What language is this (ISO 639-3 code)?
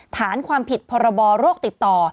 tha